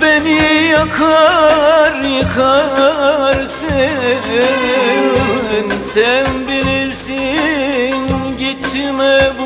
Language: Turkish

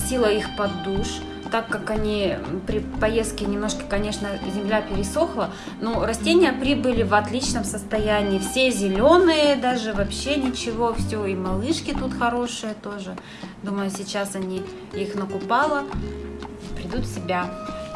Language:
Russian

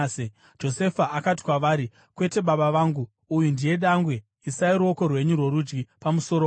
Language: Shona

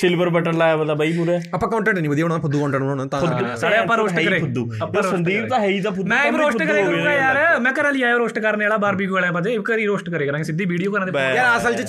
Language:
Punjabi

